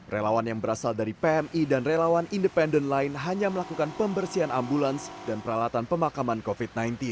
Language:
Indonesian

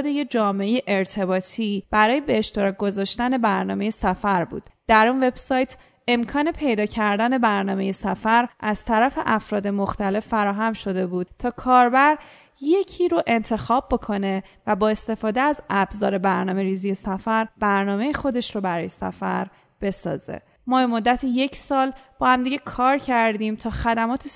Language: Persian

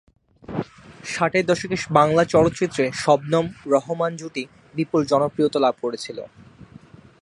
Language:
Bangla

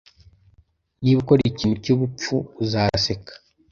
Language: Kinyarwanda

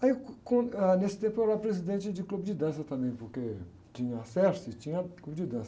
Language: Portuguese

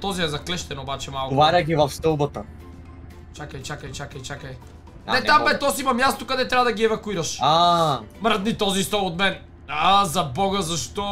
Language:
Bulgarian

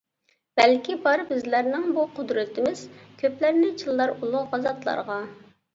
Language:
Uyghur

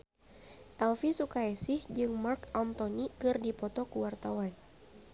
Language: Sundanese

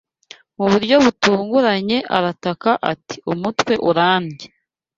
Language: Kinyarwanda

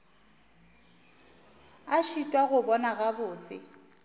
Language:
Northern Sotho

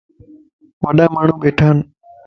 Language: Lasi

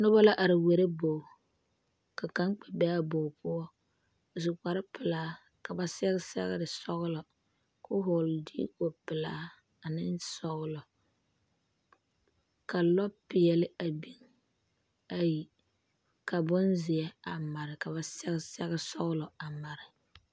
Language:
Southern Dagaare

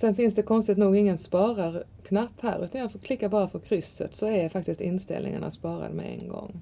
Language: Swedish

